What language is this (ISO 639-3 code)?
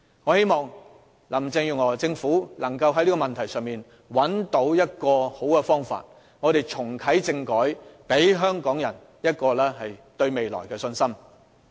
yue